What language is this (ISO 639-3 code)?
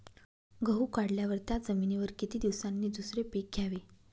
mar